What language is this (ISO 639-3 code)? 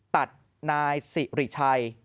tha